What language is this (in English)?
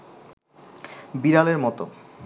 Bangla